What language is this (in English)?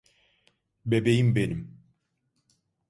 Turkish